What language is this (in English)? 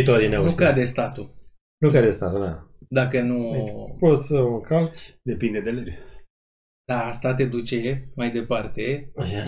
Romanian